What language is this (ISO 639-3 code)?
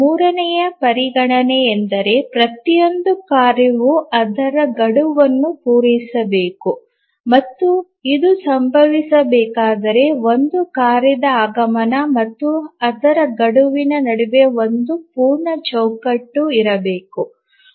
kan